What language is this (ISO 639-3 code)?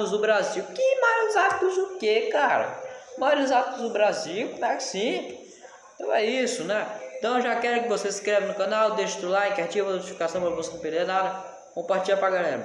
por